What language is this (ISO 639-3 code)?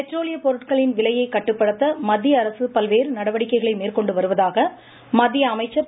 tam